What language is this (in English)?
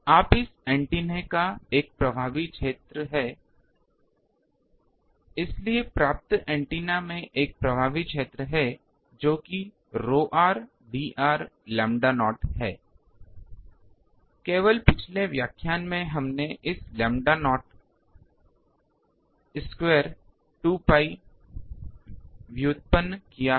Hindi